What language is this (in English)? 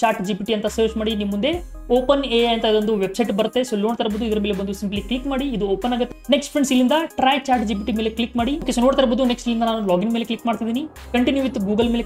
Hindi